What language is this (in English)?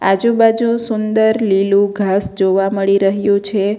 Gujarati